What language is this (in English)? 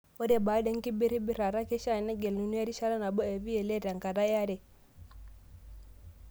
Masai